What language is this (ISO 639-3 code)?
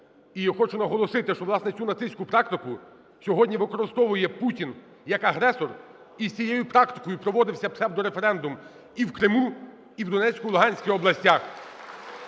ukr